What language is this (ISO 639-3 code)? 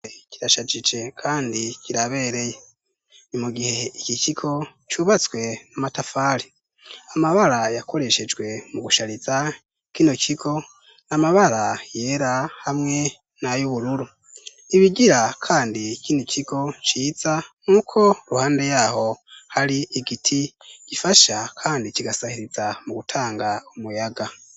run